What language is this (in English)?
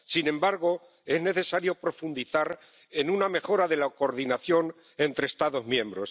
Spanish